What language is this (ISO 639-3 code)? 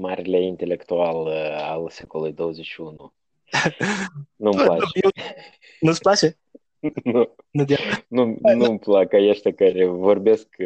ron